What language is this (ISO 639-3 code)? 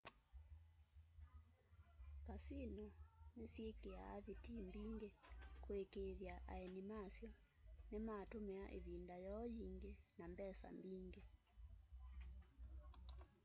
kam